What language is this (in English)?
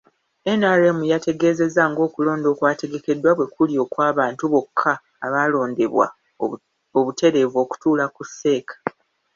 Ganda